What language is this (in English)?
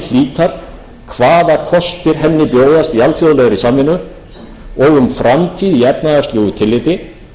Icelandic